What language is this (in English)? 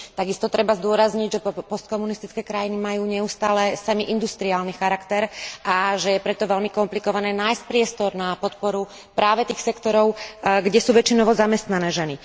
Slovak